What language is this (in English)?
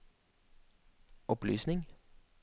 Norwegian